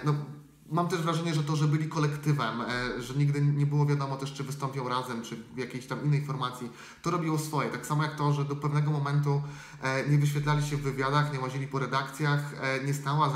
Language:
Polish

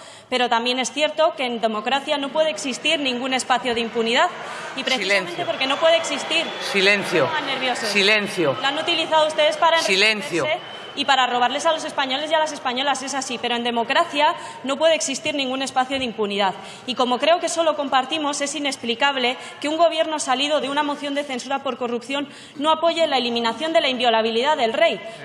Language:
Spanish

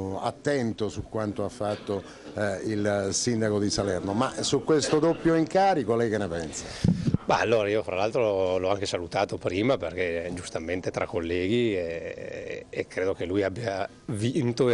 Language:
Italian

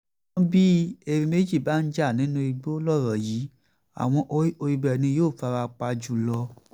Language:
Yoruba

